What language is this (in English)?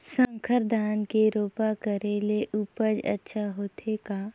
Chhattisgarhi